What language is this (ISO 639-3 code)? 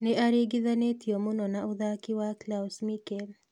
kik